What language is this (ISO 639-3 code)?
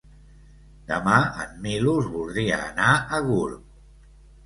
cat